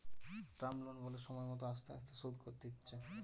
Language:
Bangla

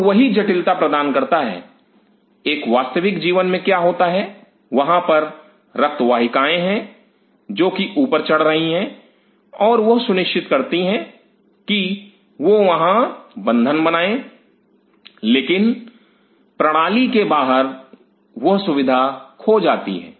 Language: Hindi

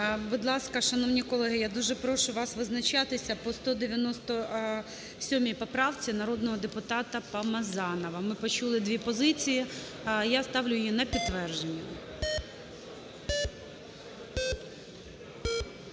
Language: Ukrainian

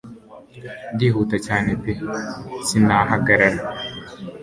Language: Kinyarwanda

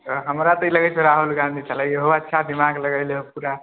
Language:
Maithili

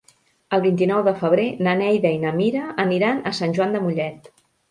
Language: Catalan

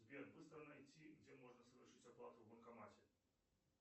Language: Russian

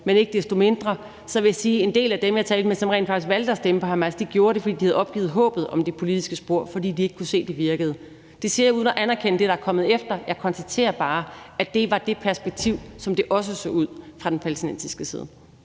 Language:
Danish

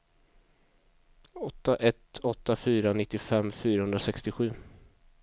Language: Swedish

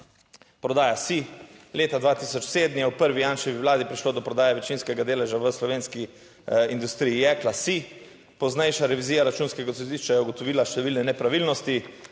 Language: Slovenian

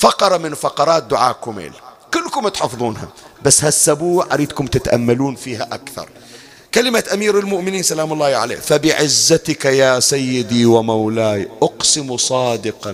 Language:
Arabic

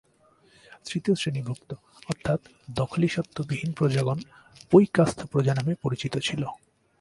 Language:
Bangla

